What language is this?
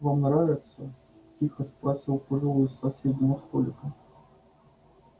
Russian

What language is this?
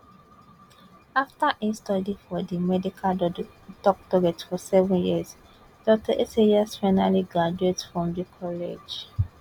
Nigerian Pidgin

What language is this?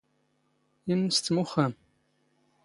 Standard Moroccan Tamazight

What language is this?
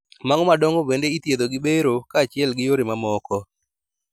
Luo (Kenya and Tanzania)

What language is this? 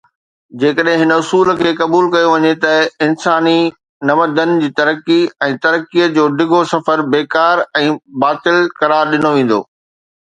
Sindhi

